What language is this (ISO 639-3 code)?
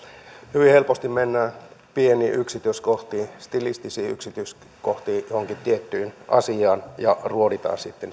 fin